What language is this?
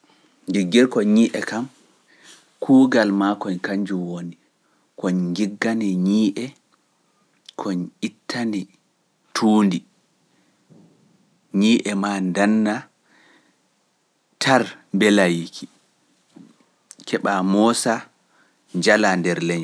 Pular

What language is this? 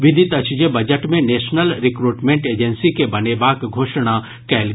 Maithili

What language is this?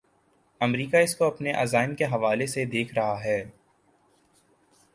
Urdu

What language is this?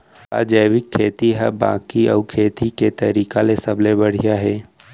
Chhattisgarhi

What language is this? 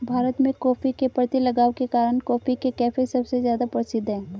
Hindi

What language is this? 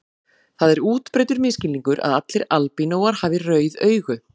Icelandic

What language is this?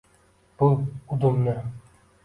Uzbek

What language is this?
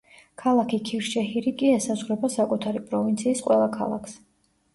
Georgian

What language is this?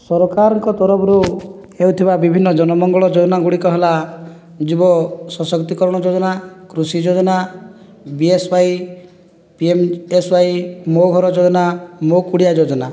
Odia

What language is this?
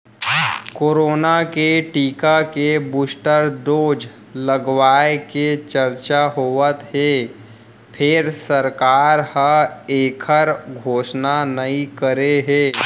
Chhattisgarhi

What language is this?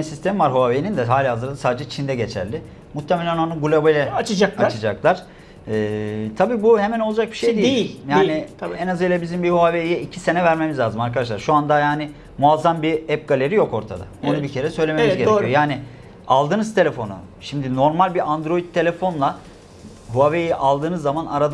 Turkish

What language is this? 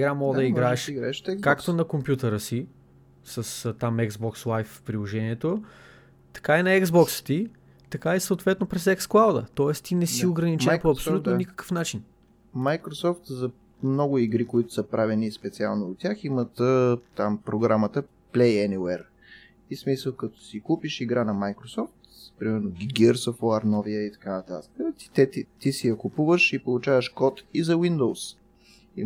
Bulgarian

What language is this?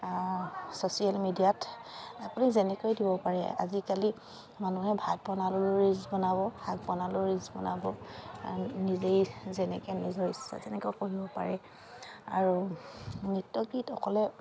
Assamese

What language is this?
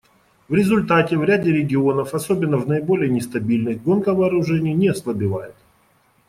Russian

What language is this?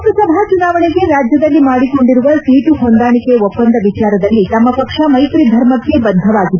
Kannada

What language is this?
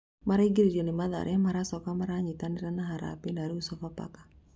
Kikuyu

